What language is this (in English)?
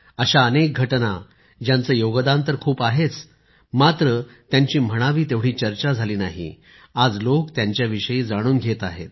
Marathi